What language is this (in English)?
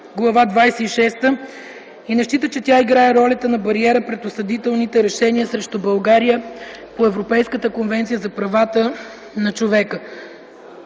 Bulgarian